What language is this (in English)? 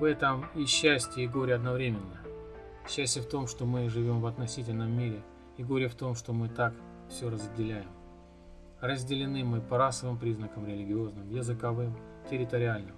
Russian